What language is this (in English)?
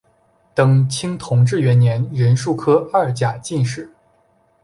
Chinese